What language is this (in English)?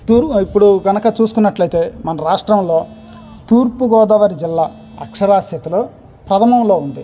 Telugu